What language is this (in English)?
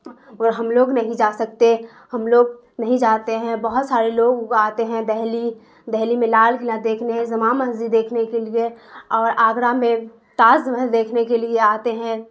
Urdu